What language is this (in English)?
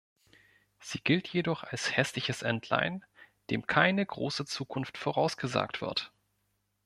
German